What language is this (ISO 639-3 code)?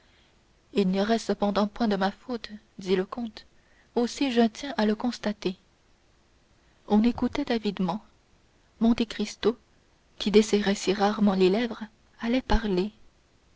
fra